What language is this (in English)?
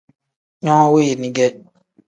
Tem